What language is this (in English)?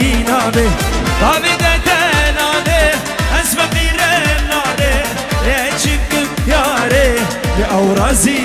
Arabic